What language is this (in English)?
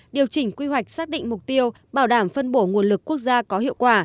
Vietnamese